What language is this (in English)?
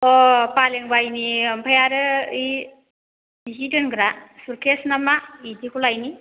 Bodo